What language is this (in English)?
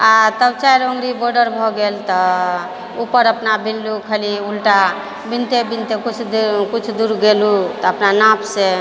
Maithili